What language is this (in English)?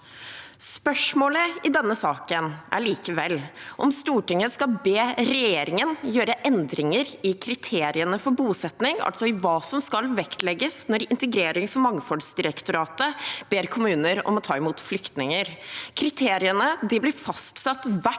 Norwegian